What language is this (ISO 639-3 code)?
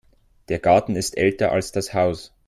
deu